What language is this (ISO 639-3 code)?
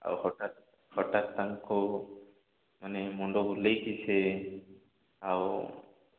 ori